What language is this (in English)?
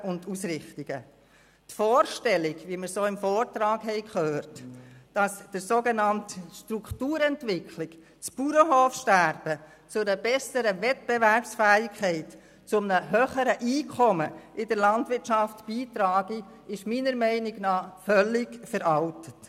Swiss German